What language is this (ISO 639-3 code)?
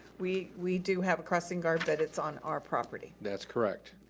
eng